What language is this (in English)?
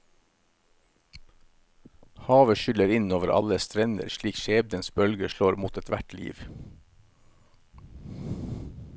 Norwegian